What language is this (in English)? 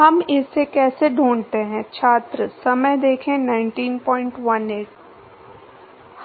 Hindi